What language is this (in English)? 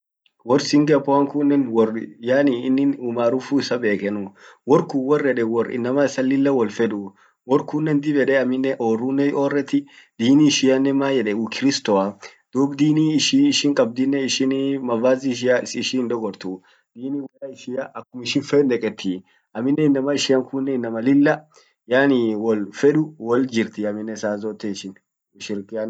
Orma